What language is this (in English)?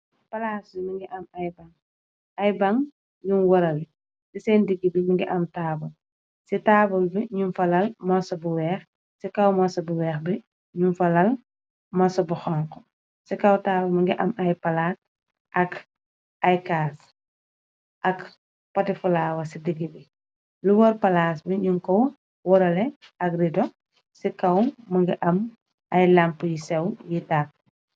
Wolof